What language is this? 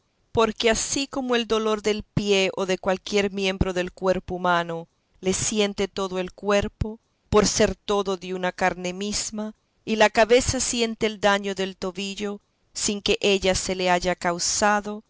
Spanish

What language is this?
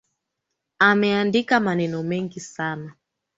Swahili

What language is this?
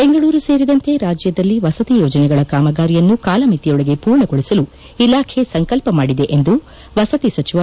Kannada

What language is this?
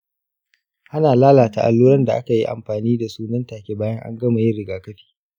Hausa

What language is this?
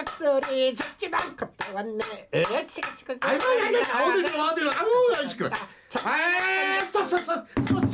Korean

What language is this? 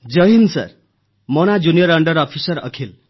Odia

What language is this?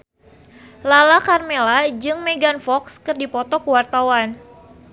Sundanese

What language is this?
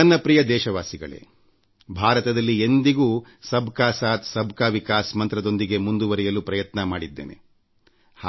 Kannada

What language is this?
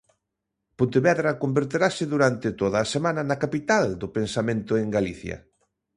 Galician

